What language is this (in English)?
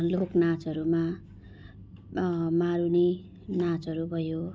Nepali